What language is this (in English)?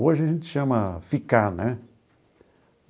Portuguese